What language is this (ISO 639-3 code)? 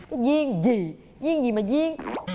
vie